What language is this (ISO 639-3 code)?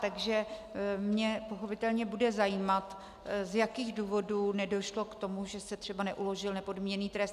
ces